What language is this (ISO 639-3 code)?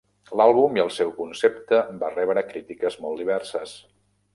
cat